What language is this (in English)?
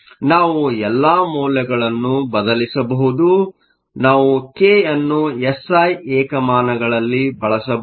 Kannada